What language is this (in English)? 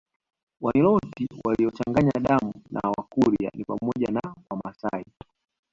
Swahili